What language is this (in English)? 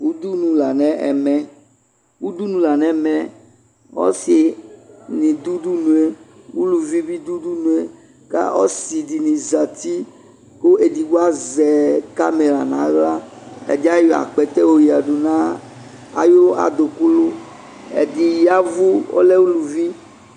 Ikposo